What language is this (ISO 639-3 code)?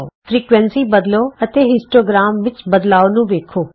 pan